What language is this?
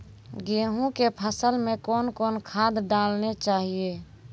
Maithili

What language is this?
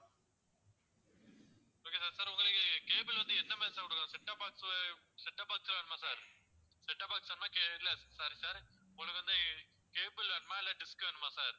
Tamil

